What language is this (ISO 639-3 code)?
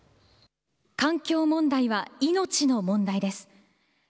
jpn